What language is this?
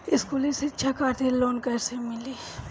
Bhojpuri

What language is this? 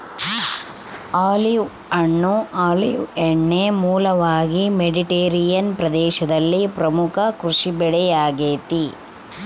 Kannada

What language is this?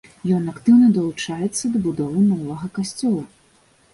Belarusian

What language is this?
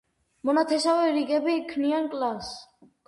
Georgian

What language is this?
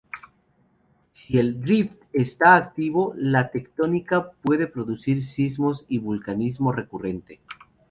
Spanish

